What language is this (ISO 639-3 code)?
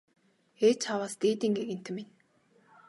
mon